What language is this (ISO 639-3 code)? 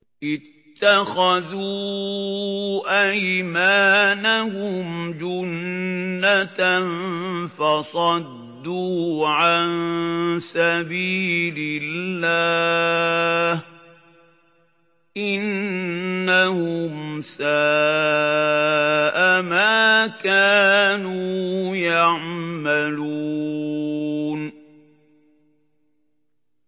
ara